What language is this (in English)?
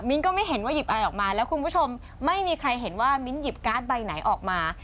Thai